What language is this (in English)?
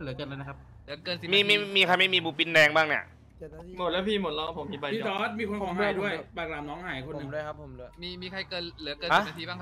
Thai